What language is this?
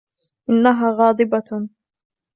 Arabic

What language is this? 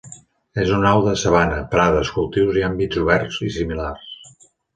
Catalan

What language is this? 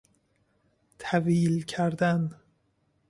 Persian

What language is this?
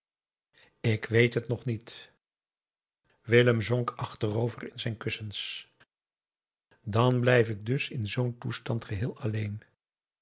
Dutch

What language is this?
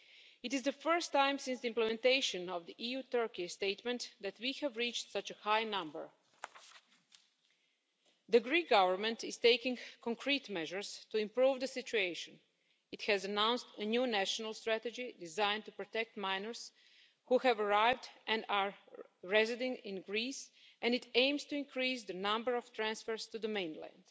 English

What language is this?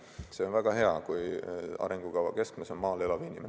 Estonian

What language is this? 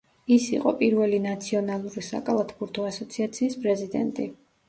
Georgian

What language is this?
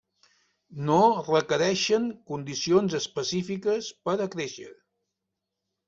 Catalan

